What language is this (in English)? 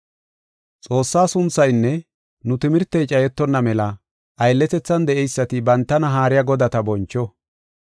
Gofa